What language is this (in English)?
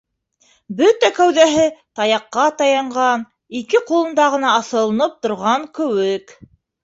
Bashkir